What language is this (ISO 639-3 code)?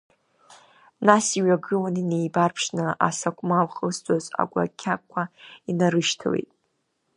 abk